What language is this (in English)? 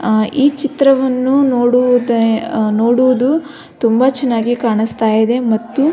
Kannada